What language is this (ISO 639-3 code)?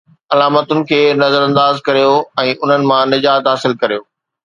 snd